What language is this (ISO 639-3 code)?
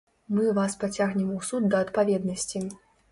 bel